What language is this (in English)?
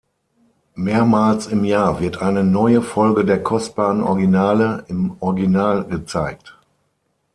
German